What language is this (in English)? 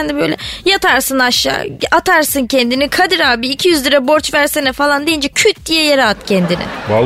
Turkish